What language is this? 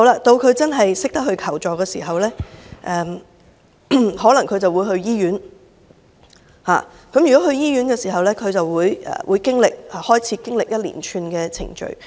Cantonese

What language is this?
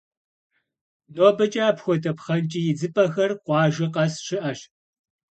Kabardian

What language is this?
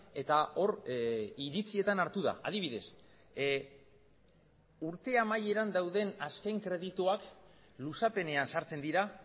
Basque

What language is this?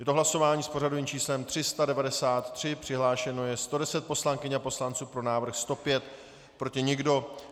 Czech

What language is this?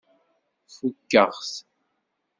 Kabyle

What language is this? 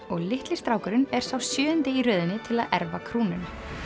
Icelandic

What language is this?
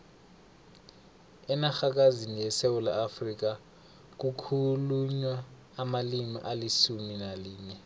South Ndebele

